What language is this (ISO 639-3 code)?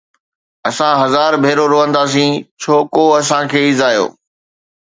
snd